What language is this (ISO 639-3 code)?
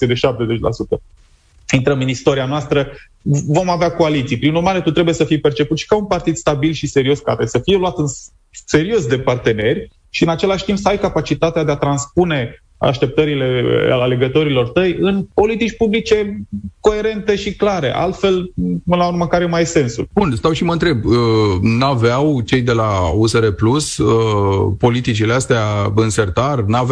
ron